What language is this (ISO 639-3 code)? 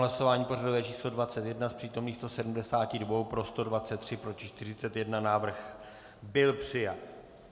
ces